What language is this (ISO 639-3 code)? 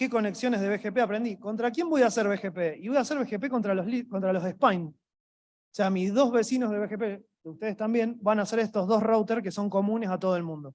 spa